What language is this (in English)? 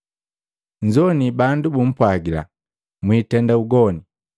Matengo